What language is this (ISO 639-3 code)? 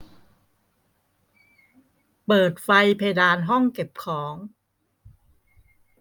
tha